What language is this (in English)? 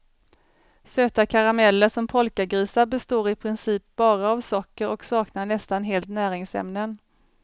Swedish